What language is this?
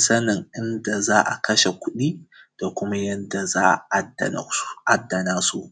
Hausa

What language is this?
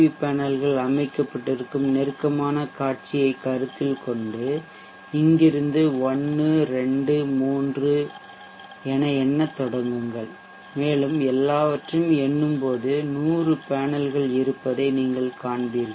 Tamil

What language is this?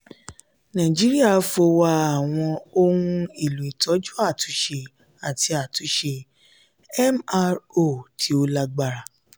Yoruba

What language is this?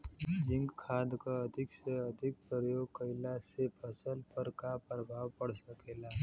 Bhojpuri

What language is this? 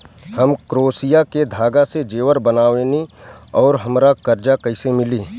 Bhojpuri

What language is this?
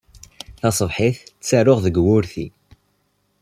Kabyle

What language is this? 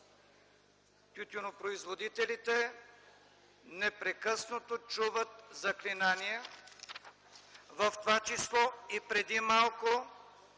Bulgarian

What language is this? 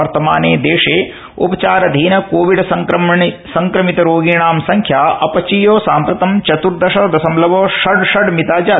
Sanskrit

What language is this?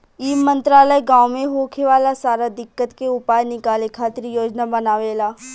Bhojpuri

